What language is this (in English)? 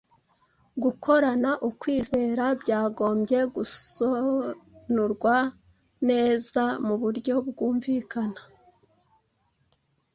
Kinyarwanda